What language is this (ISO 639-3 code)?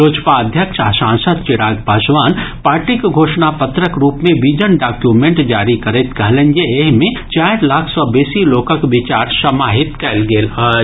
mai